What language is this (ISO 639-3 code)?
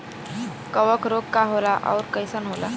bho